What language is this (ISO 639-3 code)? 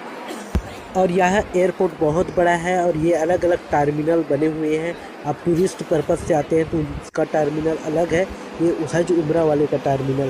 hin